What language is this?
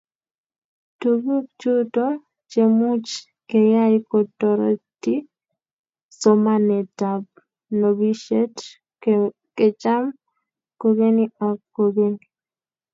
Kalenjin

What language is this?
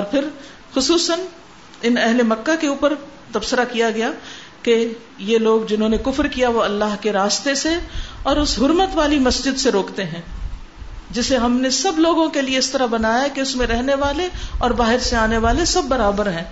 Urdu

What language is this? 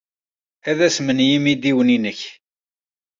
Kabyle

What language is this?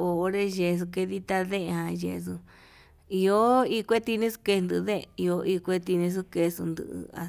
Yutanduchi Mixtec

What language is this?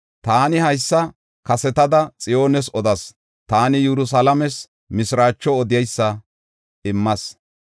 Gofa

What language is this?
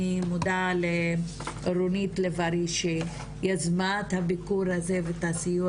Hebrew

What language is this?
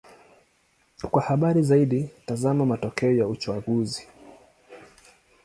Swahili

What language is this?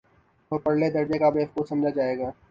Urdu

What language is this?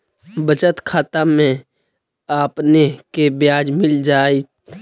Magahi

